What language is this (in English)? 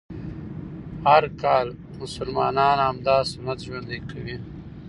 Pashto